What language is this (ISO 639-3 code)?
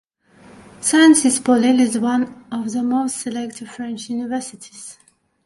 eng